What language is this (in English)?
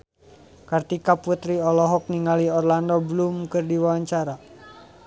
Sundanese